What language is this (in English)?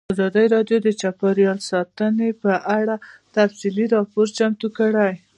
Pashto